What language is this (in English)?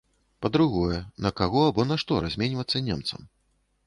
Belarusian